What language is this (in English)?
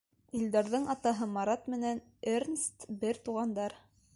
Bashkir